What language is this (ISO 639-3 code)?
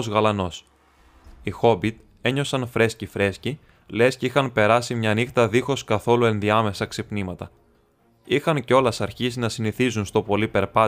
ell